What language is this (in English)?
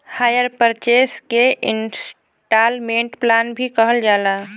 Bhojpuri